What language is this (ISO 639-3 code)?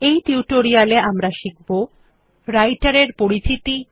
ben